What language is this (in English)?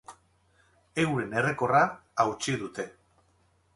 Basque